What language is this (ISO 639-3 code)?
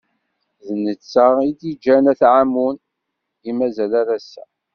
kab